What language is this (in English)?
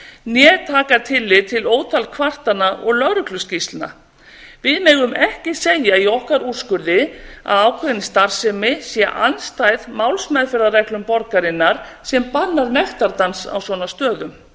Icelandic